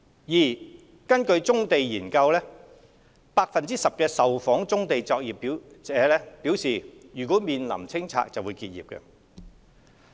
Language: Cantonese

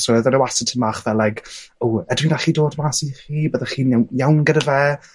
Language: Welsh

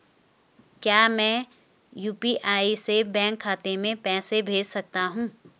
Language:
Hindi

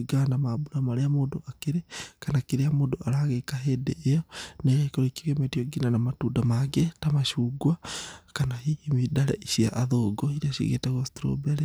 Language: Kikuyu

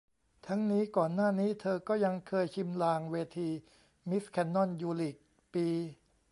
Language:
Thai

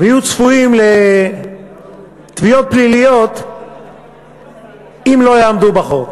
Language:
Hebrew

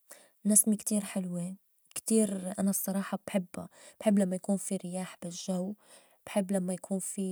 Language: North Levantine Arabic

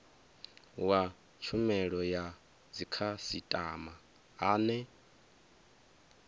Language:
Venda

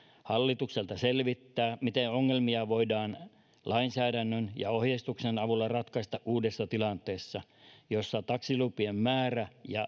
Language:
Finnish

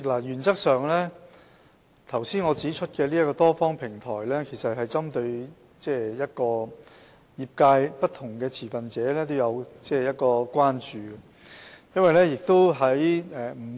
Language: Cantonese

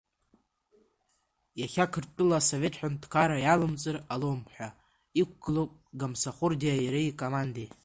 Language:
Abkhazian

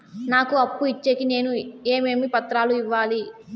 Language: Telugu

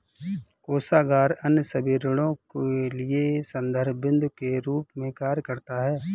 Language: Hindi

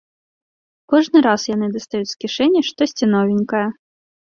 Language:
Belarusian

